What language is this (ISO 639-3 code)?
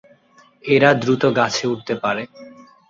ben